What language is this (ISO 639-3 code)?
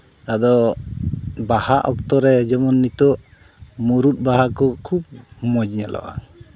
sat